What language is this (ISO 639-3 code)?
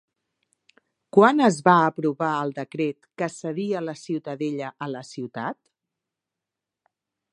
cat